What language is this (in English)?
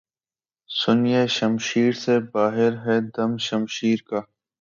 Urdu